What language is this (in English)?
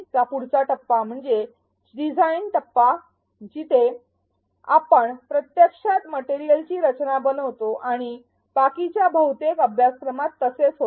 Marathi